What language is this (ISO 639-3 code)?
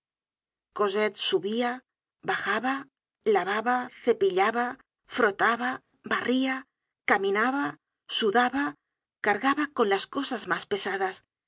spa